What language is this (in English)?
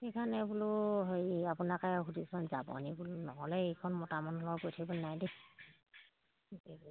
Assamese